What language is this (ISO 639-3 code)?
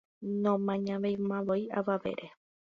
grn